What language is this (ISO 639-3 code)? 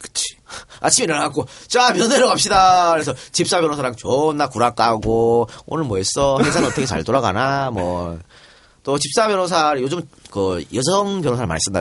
kor